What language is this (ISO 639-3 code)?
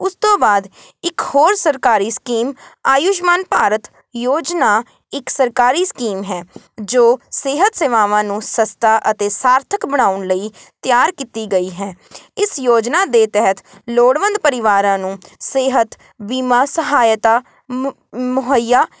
pan